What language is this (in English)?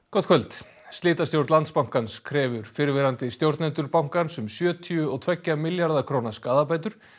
Icelandic